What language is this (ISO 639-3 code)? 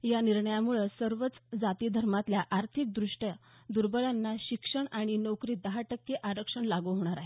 mar